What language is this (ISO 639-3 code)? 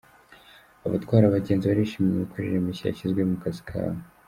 kin